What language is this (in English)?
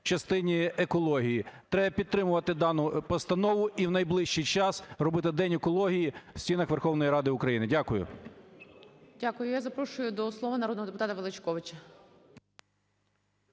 Ukrainian